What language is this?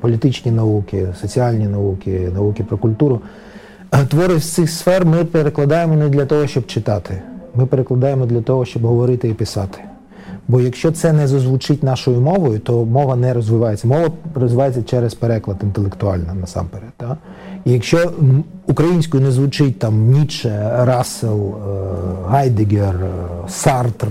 Ukrainian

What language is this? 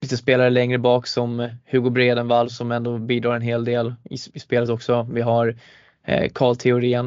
Swedish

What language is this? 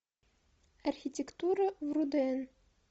Russian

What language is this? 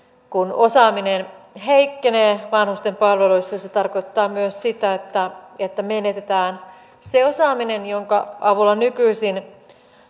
Finnish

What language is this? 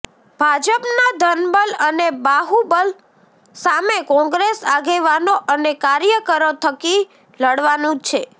Gujarati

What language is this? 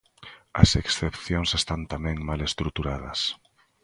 Galician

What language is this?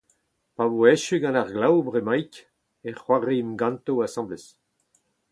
Breton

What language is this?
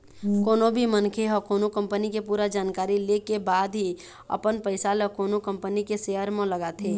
Chhattisgarhi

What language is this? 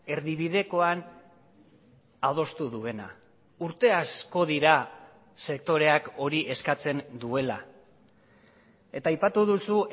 Basque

